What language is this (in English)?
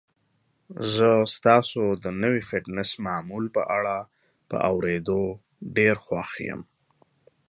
Pashto